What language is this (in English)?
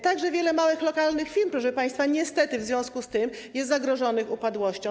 Polish